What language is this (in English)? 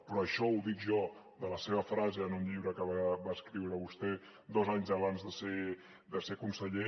Catalan